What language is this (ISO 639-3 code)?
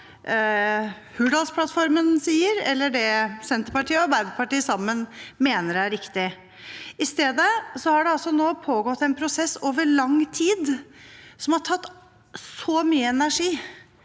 nor